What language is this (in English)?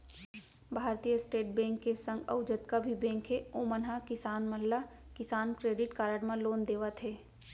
Chhattisgarhi